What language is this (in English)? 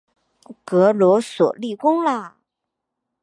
Chinese